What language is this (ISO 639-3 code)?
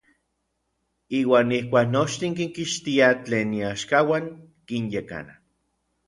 nlv